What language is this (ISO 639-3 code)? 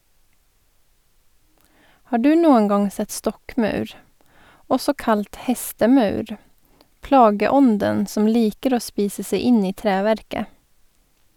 nor